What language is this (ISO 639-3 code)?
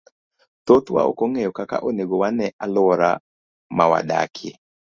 luo